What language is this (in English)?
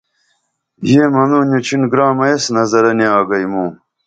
Dameli